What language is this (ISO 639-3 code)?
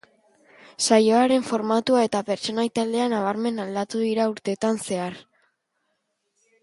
eus